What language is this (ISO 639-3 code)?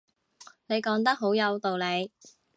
yue